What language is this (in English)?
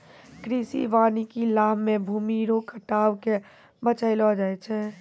Maithili